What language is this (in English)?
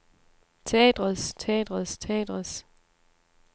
Danish